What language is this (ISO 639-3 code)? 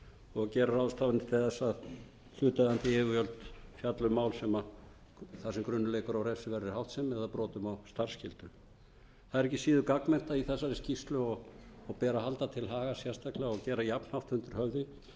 isl